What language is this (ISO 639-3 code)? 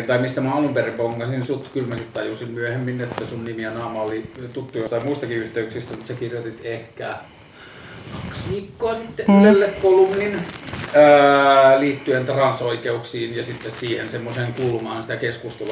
fin